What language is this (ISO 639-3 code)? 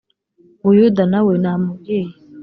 kin